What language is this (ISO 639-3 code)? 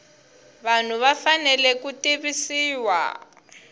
tso